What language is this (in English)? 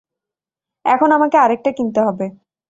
Bangla